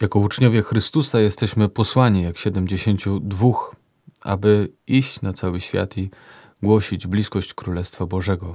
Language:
Polish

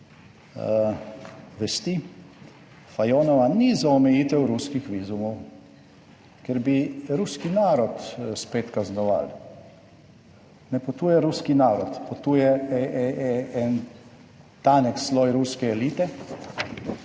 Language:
Slovenian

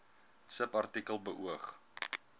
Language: Afrikaans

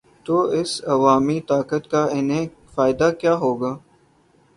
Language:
Urdu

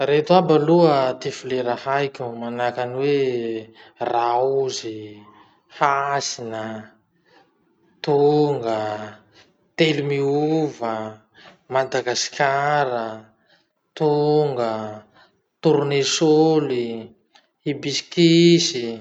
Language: Masikoro Malagasy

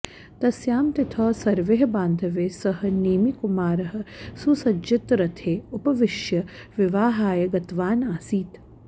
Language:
Sanskrit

